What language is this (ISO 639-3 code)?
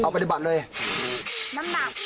tha